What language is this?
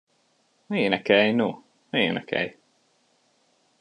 Hungarian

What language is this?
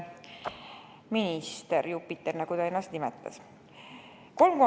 Estonian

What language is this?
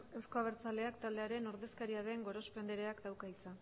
Basque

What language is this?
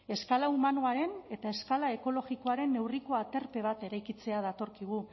Basque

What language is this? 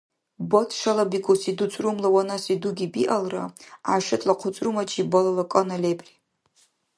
Dargwa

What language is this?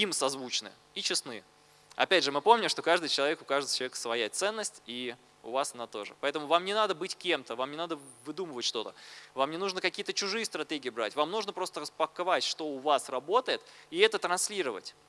Russian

